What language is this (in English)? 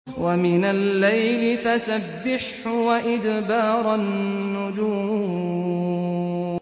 Arabic